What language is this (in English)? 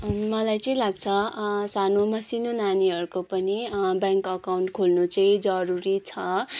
Nepali